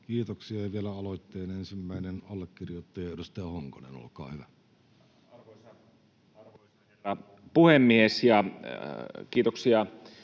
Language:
Finnish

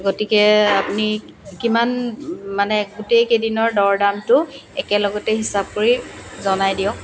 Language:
Assamese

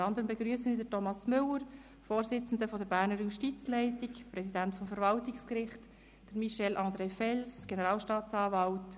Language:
Swiss German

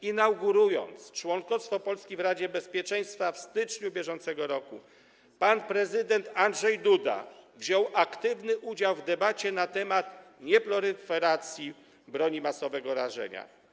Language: Polish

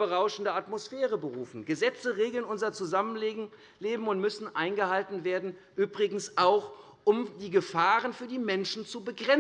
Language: German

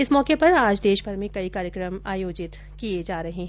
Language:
Hindi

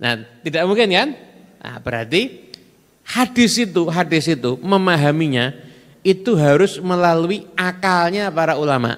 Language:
Indonesian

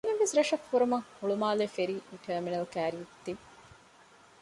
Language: Divehi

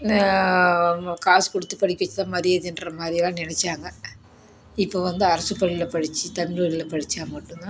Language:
Tamil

